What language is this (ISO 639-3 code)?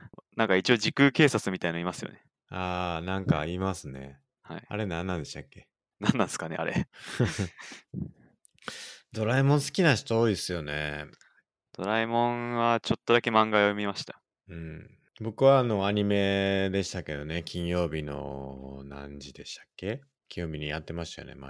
jpn